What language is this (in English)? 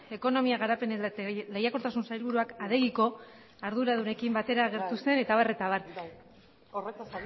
Basque